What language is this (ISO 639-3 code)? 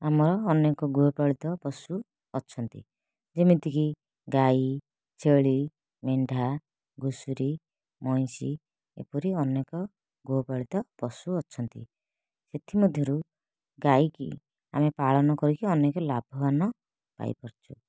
ori